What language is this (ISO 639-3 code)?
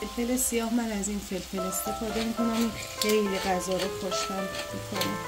fas